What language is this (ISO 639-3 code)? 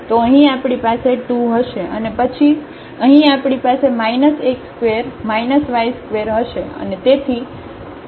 guj